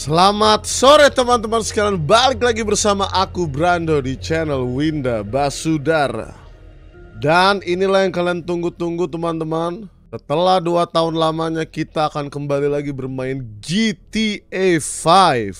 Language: Indonesian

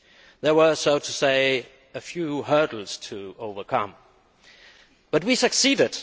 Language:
English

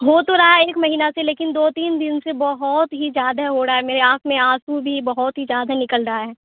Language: Urdu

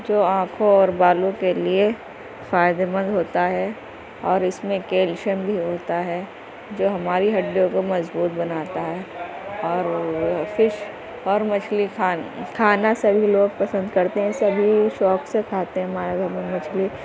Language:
Urdu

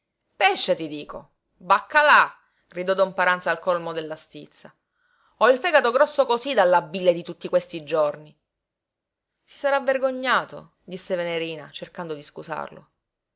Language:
Italian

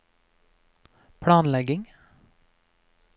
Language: Norwegian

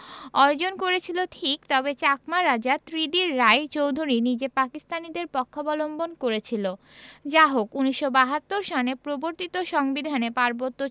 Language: Bangla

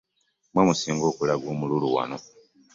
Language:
Ganda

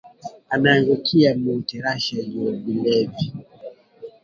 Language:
Swahili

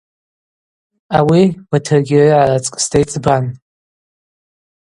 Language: Abaza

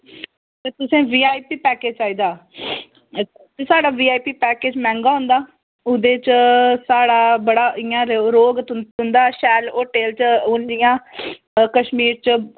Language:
Dogri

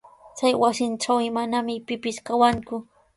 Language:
Sihuas Ancash Quechua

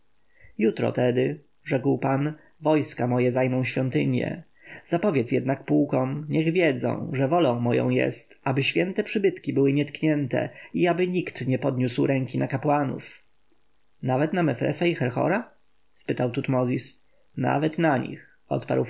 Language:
Polish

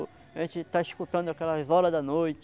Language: Portuguese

